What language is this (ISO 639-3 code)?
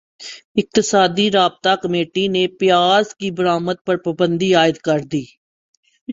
urd